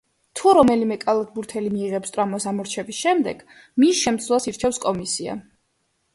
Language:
Georgian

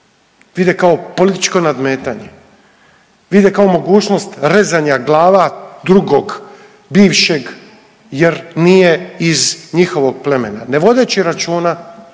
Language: Croatian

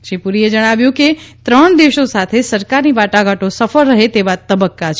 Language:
Gujarati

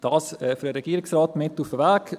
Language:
Swiss German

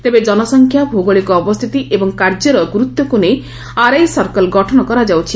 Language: Odia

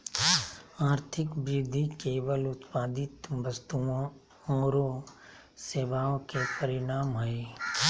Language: Magahi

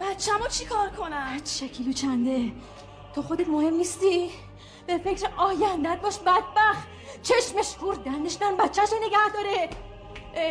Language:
Persian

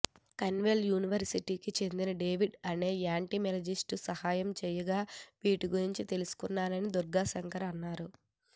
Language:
Telugu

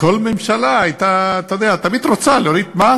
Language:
Hebrew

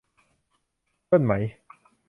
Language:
Thai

